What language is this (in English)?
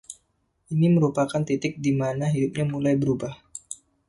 Indonesian